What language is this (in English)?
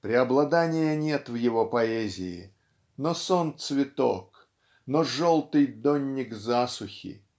Russian